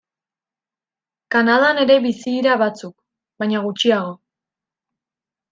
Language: Basque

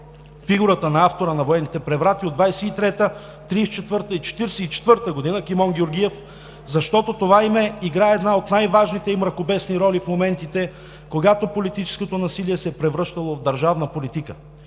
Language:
Bulgarian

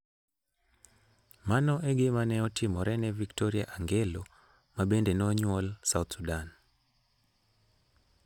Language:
Luo (Kenya and Tanzania)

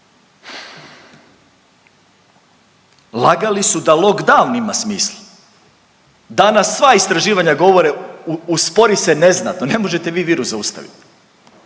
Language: Croatian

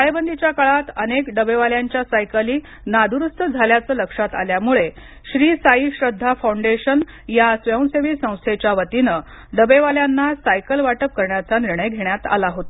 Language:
Marathi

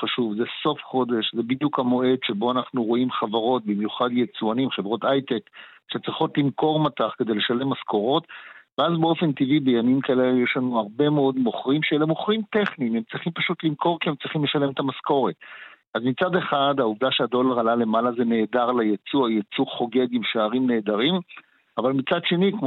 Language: Hebrew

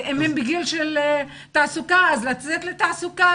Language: Hebrew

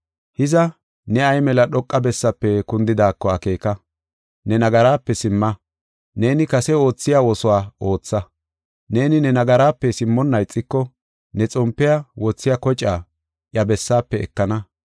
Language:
Gofa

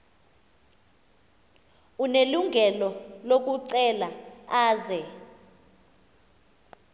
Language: Xhosa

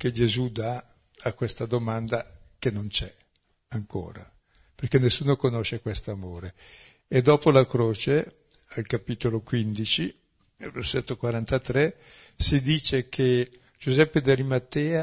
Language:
Italian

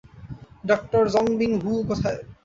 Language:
Bangla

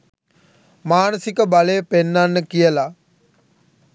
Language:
Sinhala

